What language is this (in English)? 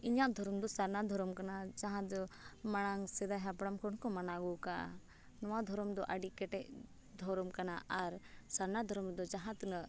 Santali